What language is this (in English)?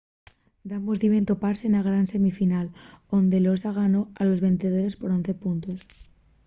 Asturian